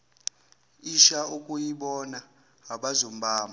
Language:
Zulu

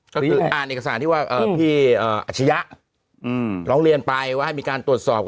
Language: Thai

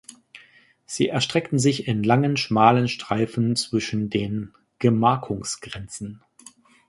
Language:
German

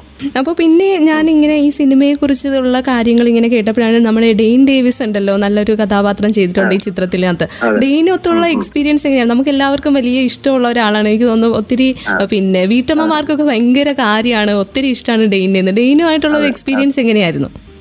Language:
Malayalam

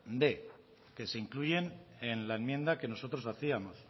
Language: Spanish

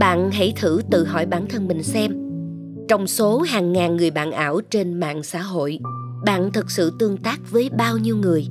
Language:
Vietnamese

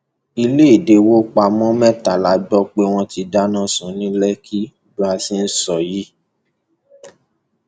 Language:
Yoruba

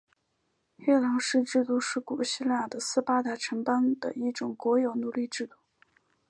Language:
Chinese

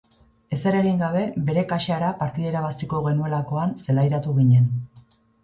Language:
Basque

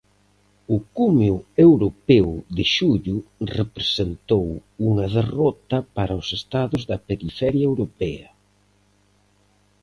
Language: Galician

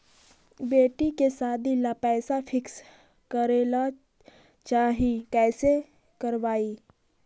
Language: Magahi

